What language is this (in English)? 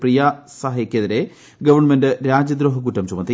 Malayalam